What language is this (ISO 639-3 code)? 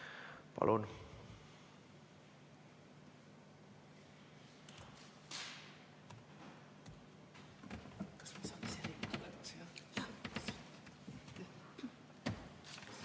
est